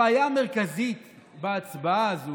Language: Hebrew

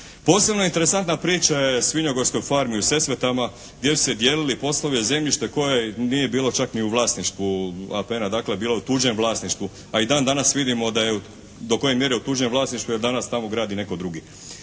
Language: Croatian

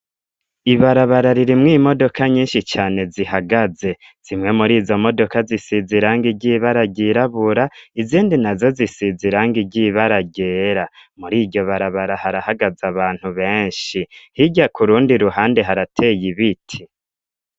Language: Rundi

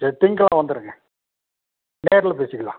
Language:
Tamil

